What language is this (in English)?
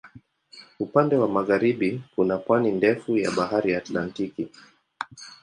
Swahili